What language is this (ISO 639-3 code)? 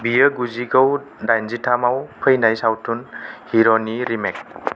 brx